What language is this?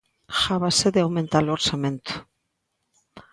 Galician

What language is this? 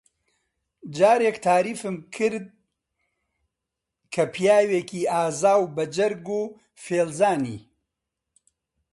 Central Kurdish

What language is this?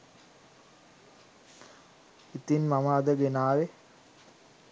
Sinhala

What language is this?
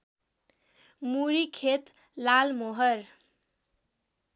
Nepali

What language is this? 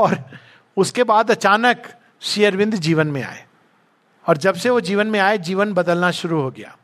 Hindi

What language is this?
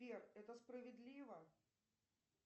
Russian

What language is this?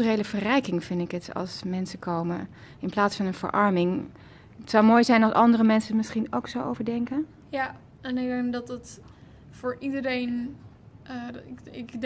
Dutch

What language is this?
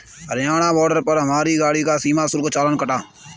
Hindi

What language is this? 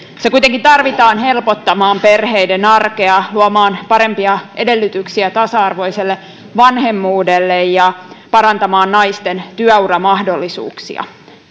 Finnish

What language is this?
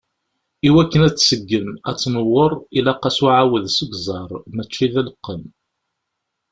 Kabyle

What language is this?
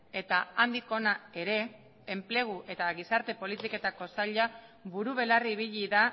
Basque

